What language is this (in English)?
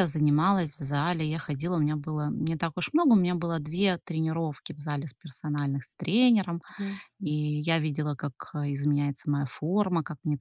Russian